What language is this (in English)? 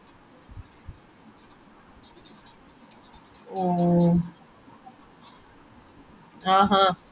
Malayalam